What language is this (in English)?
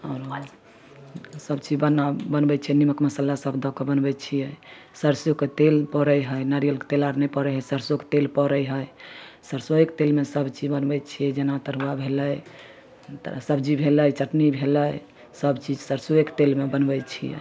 Maithili